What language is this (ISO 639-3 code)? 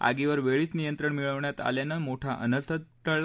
mar